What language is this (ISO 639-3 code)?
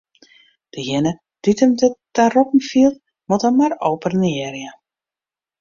fry